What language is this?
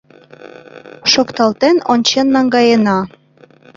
Mari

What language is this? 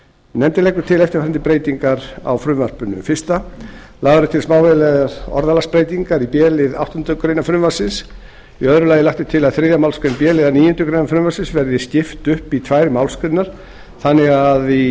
Icelandic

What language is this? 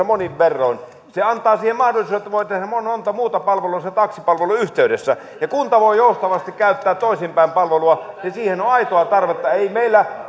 Finnish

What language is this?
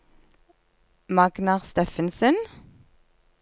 Norwegian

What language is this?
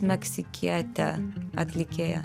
Lithuanian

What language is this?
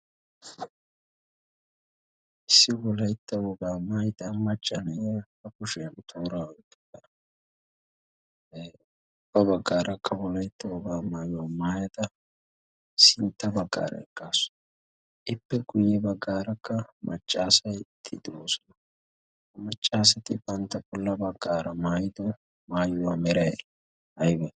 Wolaytta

